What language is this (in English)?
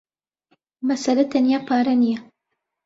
Central Kurdish